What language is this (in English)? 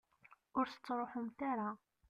Kabyle